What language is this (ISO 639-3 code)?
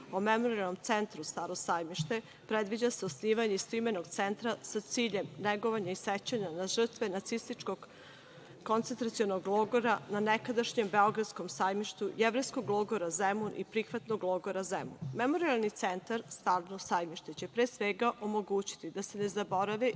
srp